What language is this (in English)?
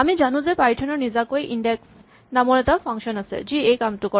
Assamese